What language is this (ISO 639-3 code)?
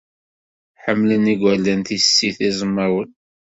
kab